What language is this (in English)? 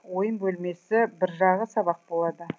Kazakh